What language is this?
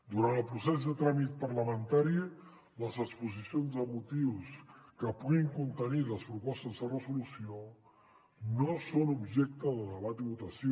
Catalan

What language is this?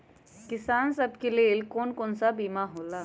Magahi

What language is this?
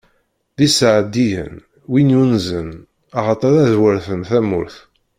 Kabyle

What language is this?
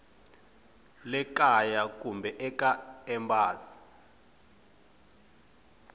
Tsonga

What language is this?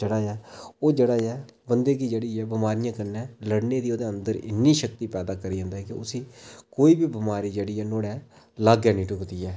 Dogri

